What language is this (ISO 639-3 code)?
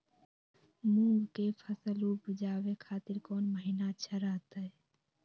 mag